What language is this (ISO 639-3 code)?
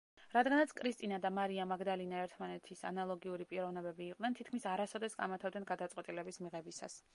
kat